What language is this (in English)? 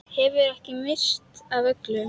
Icelandic